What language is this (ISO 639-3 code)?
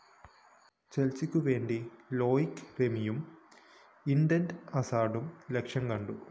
mal